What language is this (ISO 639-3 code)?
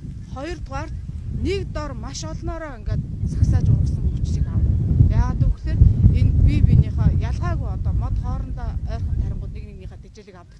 tur